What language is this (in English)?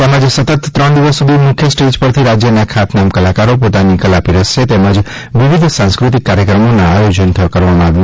Gujarati